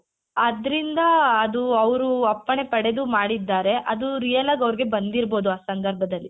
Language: Kannada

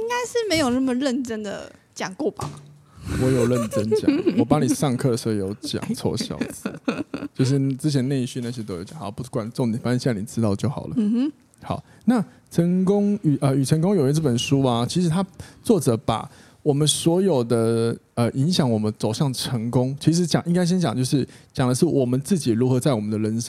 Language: Chinese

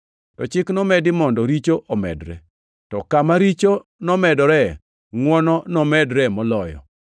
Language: Luo (Kenya and Tanzania)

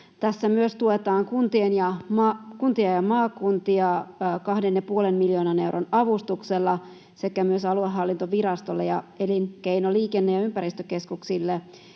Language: Finnish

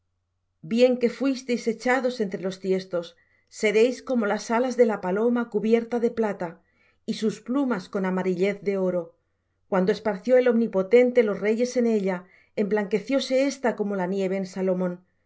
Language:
Spanish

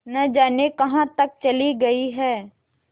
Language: Hindi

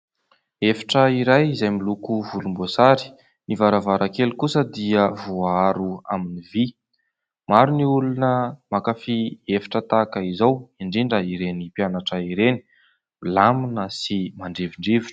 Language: Malagasy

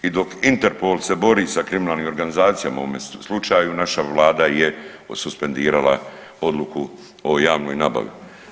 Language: Croatian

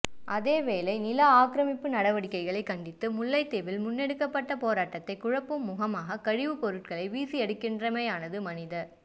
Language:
Tamil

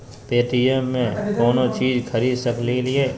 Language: Magahi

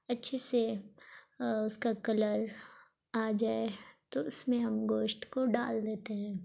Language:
Urdu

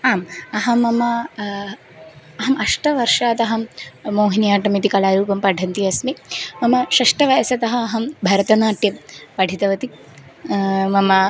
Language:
Sanskrit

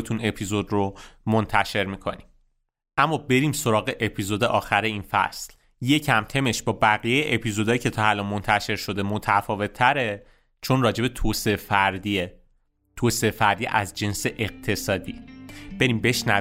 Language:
Persian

